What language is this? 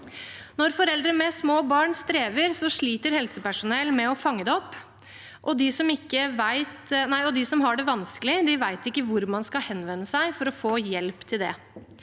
Norwegian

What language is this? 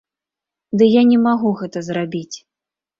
Belarusian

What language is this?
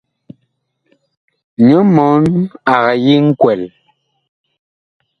Bakoko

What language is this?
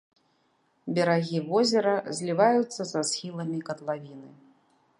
Belarusian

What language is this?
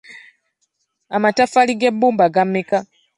Ganda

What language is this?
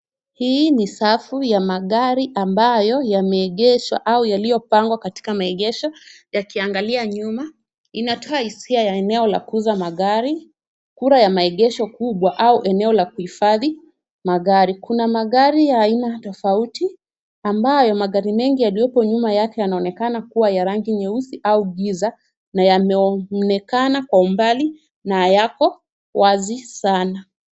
Swahili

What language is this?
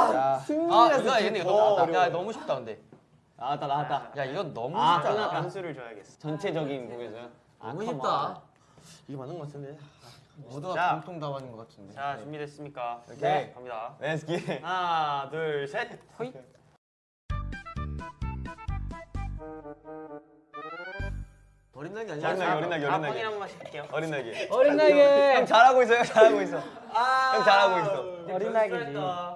Korean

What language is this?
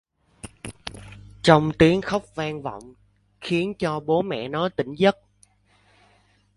Vietnamese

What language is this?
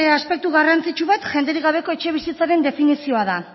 Basque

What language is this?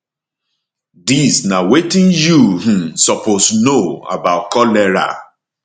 Nigerian Pidgin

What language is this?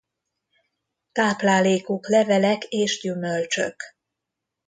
Hungarian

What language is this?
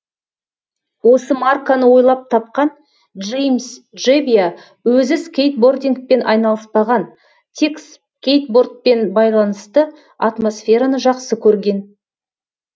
Kazakh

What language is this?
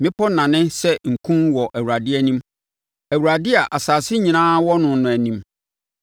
Akan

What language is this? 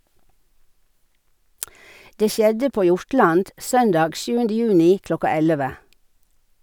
Norwegian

